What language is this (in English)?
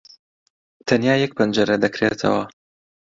Central Kurdish